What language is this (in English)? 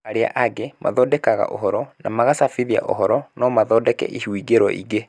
Kikuyu